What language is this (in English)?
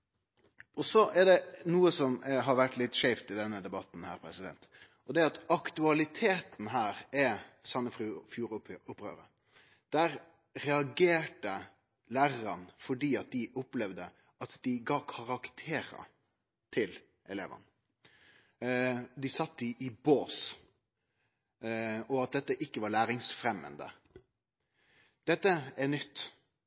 Norwegian Nynorsk